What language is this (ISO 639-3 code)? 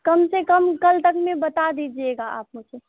urd